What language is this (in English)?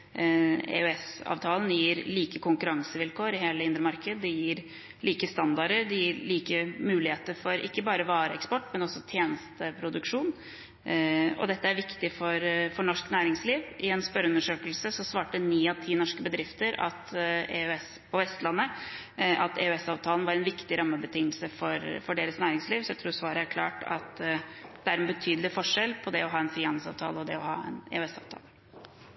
Norwegian Bokmål